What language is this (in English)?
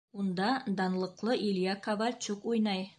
Bashkir